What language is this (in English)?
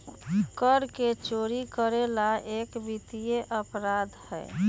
Magahi